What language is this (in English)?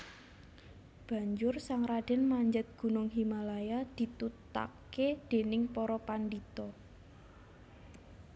Javanese